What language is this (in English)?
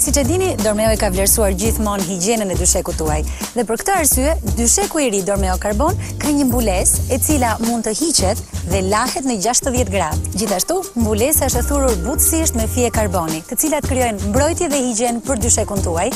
Romanian